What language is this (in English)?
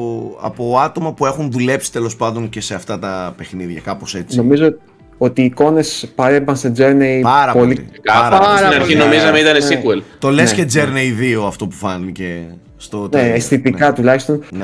Greek